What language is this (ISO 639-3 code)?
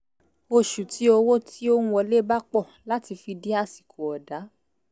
yor